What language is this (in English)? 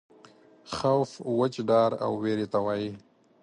Pashto